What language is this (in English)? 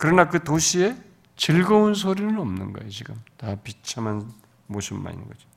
Korean